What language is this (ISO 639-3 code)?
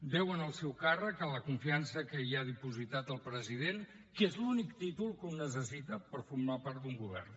cat